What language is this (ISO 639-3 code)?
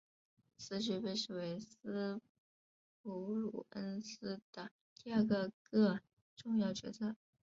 zho